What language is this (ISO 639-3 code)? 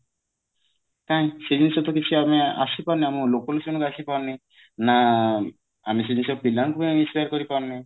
ori